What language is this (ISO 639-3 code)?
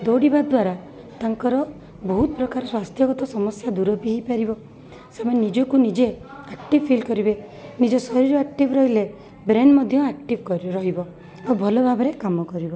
ori